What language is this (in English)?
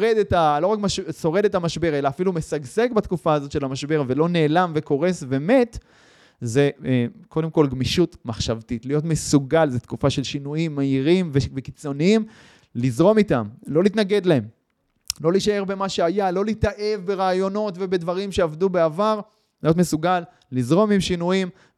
Hebrew